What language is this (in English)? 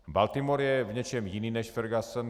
Czech